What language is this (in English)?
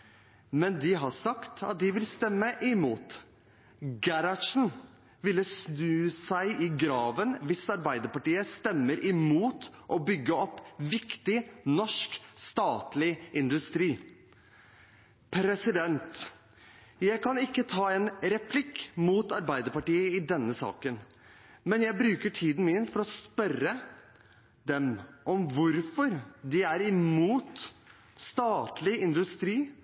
Norwegian Bokmål